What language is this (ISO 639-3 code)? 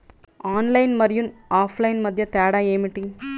tel